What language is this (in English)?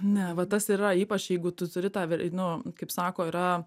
Lithuanian